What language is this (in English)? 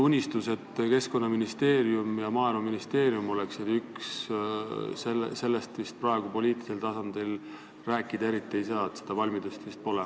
Estonian